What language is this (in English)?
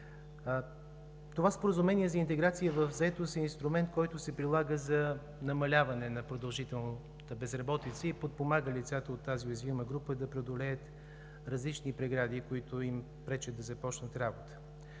Bulgarian